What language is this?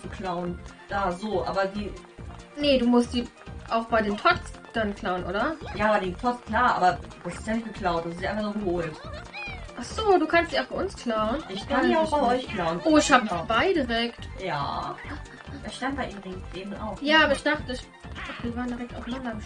German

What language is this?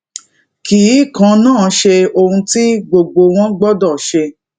Yoruba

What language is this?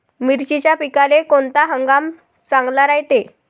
Marathi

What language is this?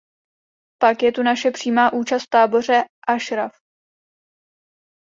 Czech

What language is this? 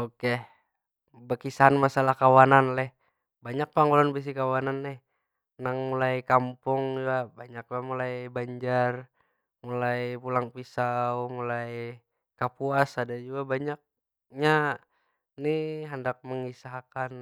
Banjar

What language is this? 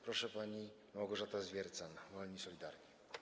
Polish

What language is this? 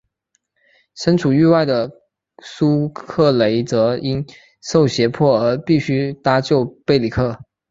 Chinese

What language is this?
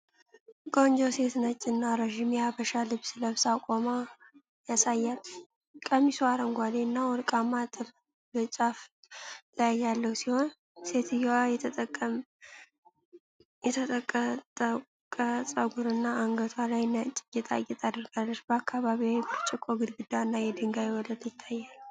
Amharic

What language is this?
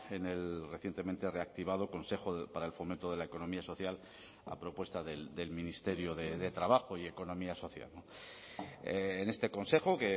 Spanish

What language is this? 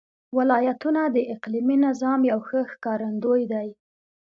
Pashto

